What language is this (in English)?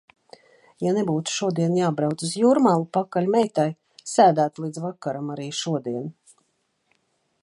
Latvian